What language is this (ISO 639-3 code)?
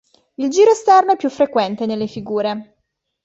ita